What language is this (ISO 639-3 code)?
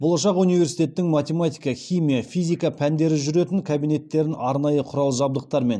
kaz